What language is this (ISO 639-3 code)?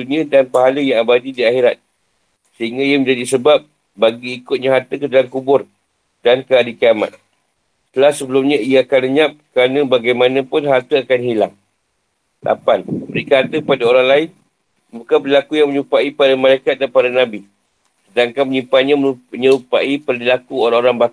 msa